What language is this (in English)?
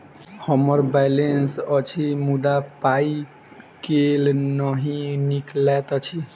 Maithili